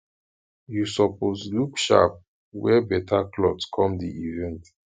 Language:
Nigerian Pidgin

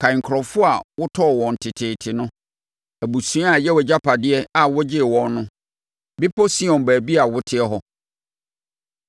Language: Akan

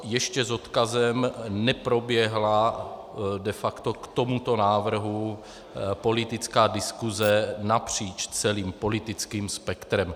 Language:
Czech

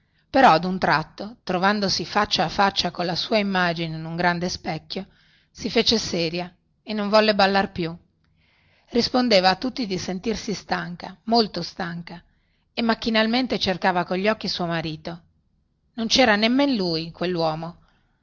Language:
Italian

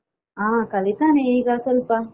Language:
Kannada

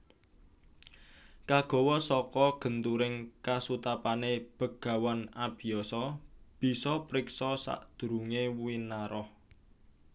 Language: Javanese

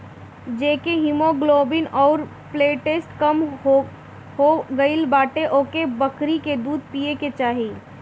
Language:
Bhojpuri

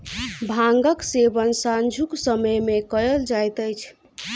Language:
Maithili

